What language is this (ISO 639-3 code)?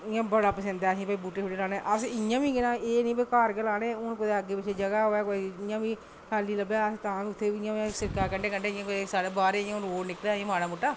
doi